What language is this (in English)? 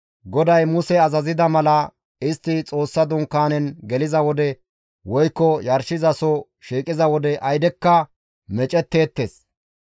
Gamo